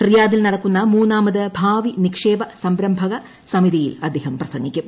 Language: Malayalam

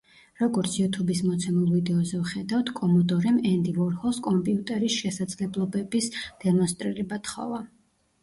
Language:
Georgian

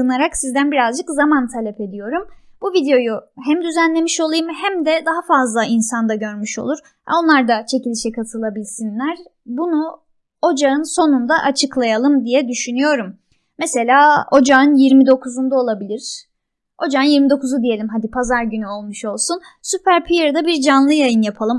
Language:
Turkish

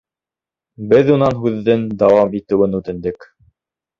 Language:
Bashkir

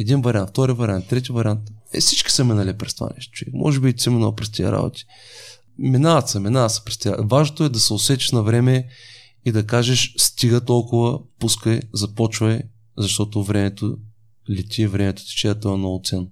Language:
Bulgarian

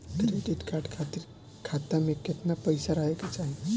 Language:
Bhojpuri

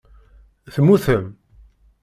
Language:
Kabyle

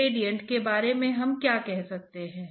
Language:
Hindi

